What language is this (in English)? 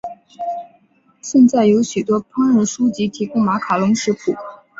Chinese